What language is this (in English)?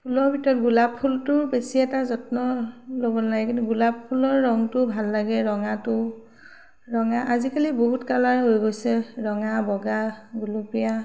Assamese